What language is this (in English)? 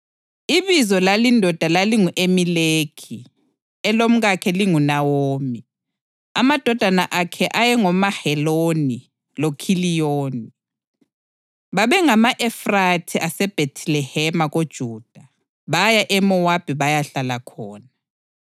North Ndebele